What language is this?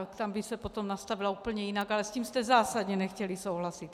Czech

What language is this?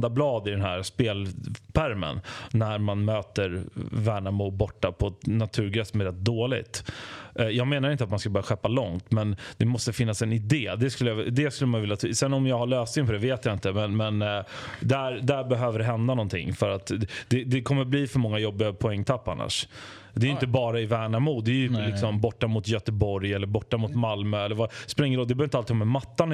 Swedish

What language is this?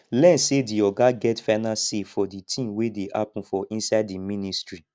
Nigerian Pidgin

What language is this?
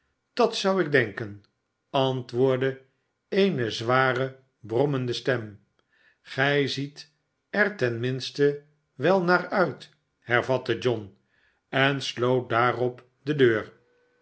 Dutch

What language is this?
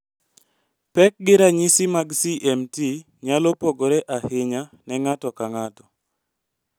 Luo (Kenya and Tanzania)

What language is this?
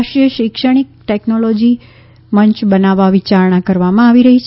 Gujarati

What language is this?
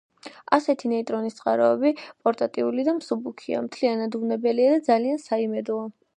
Georgian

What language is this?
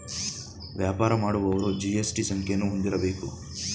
Kannada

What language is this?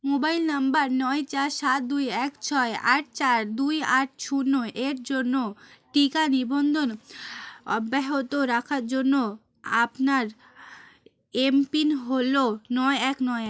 Bangla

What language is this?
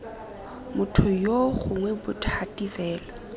Tswana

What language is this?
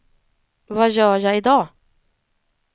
Swedish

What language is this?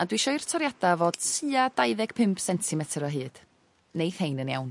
Welsh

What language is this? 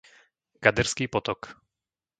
Slovak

